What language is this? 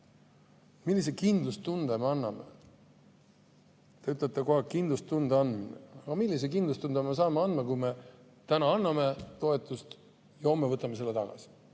Estonian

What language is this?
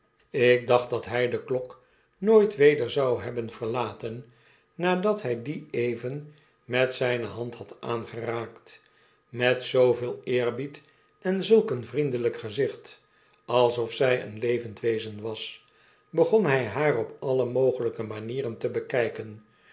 Dutch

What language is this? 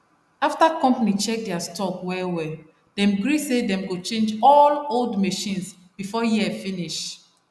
Nigerian Pidgin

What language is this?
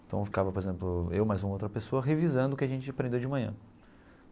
Portuguese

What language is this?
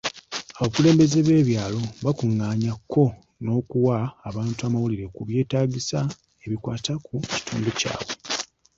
Ganda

